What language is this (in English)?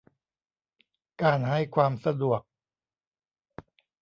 Thai